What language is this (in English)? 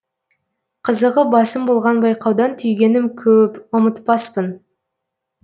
Kazakh